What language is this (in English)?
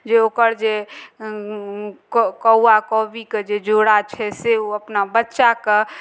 Maithili